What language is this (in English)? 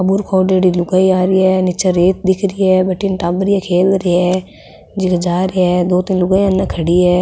Rajasthani